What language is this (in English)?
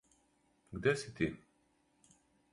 Serbian